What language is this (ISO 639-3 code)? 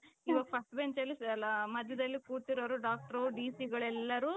kan